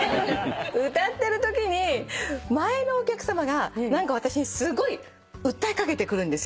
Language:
Japanese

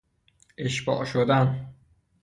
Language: Persian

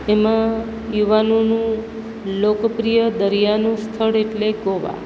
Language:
Gujarati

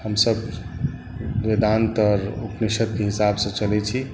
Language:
Maithili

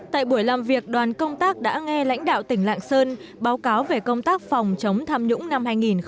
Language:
Vietnamese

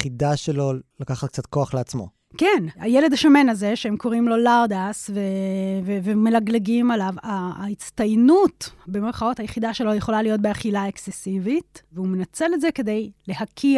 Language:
Hebrew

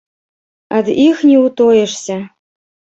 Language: Belarusian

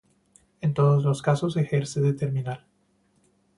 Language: Spanish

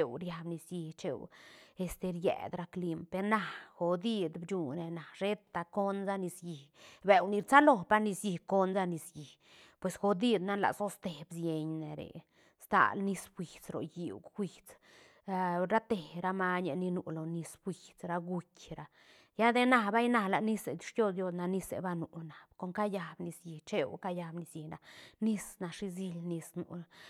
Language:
Santa Catarina Albarradas Zapotec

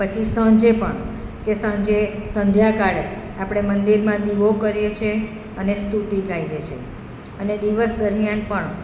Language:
Gujarati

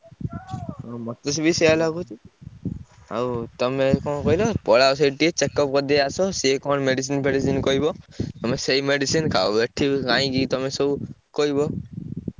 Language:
Odia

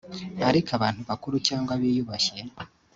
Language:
Kinyarwanda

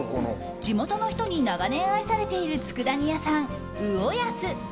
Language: Japanese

